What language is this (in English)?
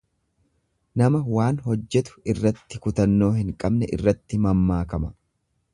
Oromo